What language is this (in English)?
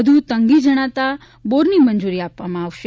Gujarati